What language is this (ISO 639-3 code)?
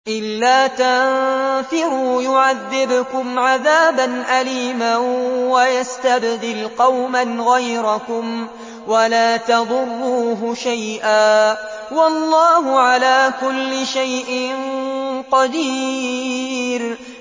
ara